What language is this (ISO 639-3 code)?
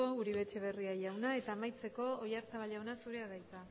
eus